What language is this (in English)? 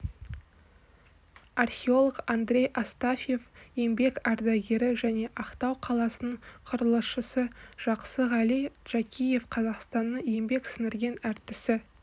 Kazakh